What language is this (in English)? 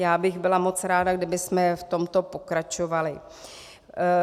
Czech